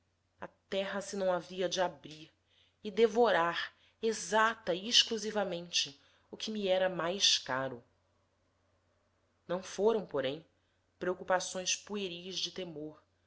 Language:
Portuguese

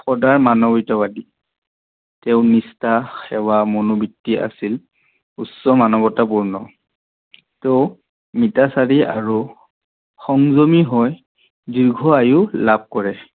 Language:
Assamese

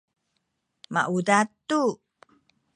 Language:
Sakizaya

